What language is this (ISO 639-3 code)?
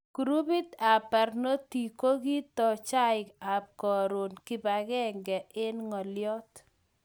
kln